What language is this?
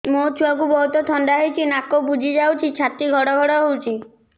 Odia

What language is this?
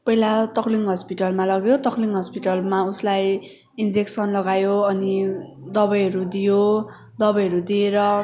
Nepali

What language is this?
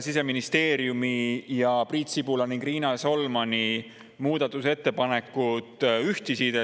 Estonian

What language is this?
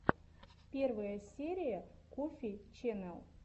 Russian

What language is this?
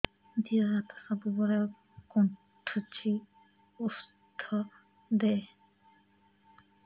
Odia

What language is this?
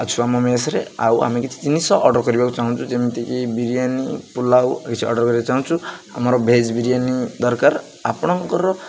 Odia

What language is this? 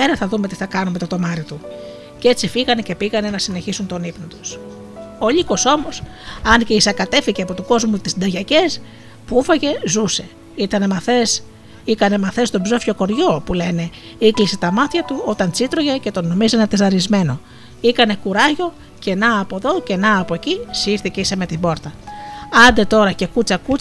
Greek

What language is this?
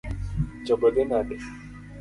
Luo (Kenya and Tanzania)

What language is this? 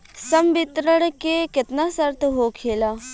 Bhojpuri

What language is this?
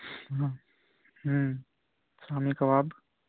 Urdu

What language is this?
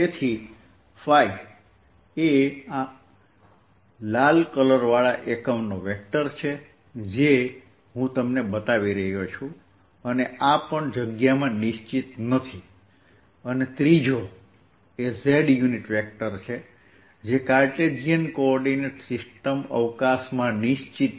Gujarati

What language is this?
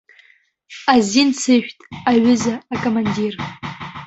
Abkhazian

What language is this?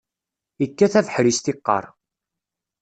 Kabyle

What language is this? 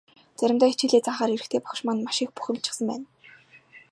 Mongolian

